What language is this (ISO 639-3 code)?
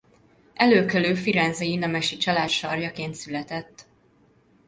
hun